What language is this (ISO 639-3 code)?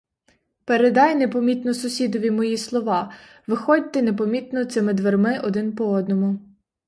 ukr